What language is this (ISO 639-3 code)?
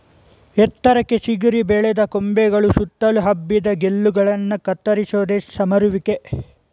kan